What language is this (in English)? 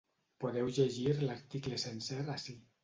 Catalan